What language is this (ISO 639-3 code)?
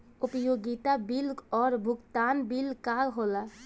bho